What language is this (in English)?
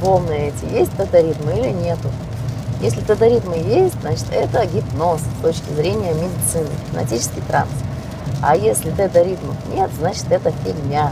Russian